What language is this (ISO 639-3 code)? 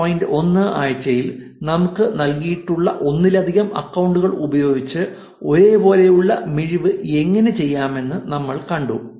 mal